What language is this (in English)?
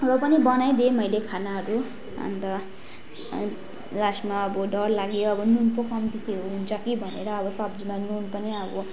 Nepali